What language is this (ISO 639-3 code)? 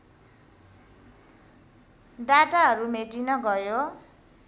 nep